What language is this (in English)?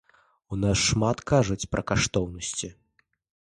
Belarusian